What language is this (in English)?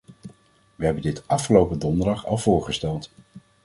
Dutch